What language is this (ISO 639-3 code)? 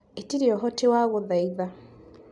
kik